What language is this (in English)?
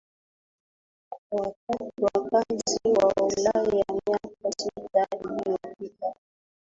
Swahili